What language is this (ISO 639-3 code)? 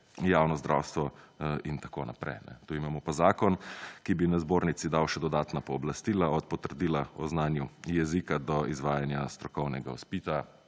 slv